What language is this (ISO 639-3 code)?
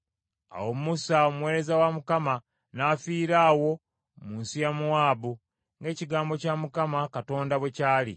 lug